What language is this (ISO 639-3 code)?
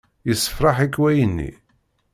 kab